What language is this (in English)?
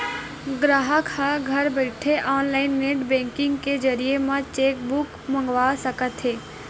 Chhattisgarhi